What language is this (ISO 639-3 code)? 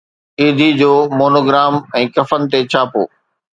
snd